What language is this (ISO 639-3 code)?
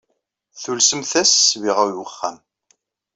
kab